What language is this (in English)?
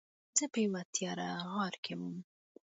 Pashto